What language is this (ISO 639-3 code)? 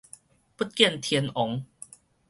nan